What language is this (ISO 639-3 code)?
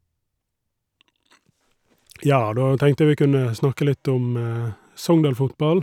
nor